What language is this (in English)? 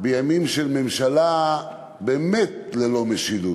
Hebrew